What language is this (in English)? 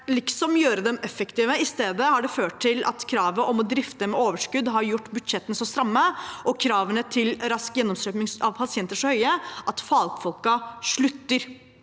Norwegian